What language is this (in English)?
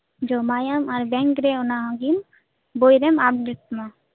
Santali